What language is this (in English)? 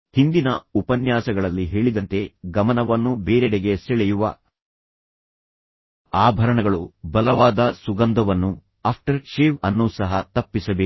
Kannada